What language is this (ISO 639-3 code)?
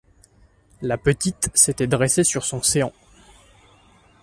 fra